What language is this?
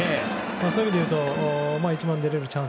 Japanese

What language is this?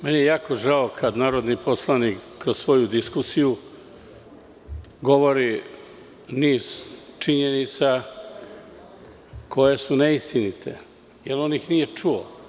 Serbian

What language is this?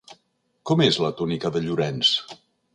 Catalan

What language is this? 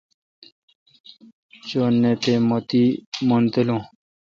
Kalkoti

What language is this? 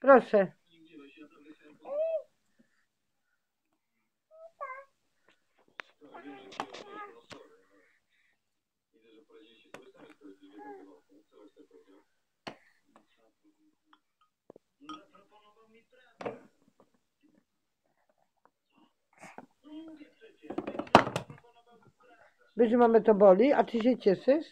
Polish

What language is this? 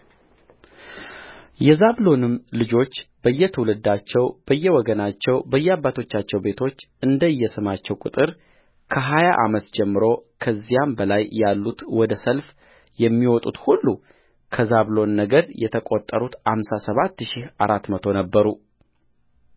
Amharic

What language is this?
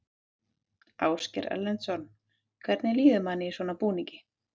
Icelandic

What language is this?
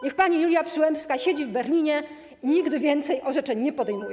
Polish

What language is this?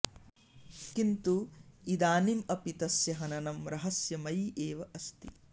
Sanskrit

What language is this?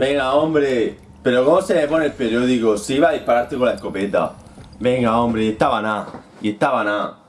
Spanish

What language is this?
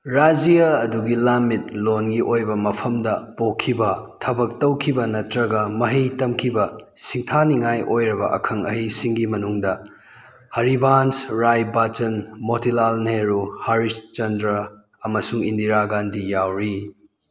Manipuri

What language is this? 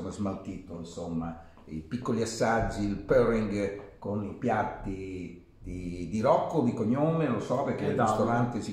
Italian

